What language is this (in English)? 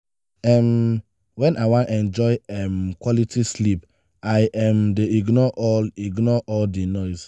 Nigerian Pidgin